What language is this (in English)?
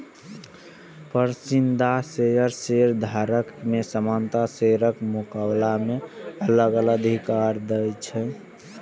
Maithili